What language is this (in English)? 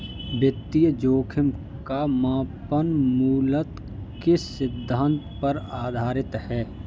Hindi